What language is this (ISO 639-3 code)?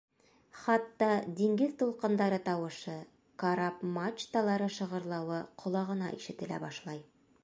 bak